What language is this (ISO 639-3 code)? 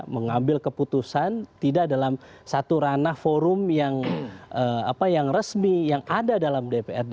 ind